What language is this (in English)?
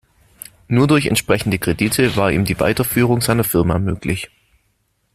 German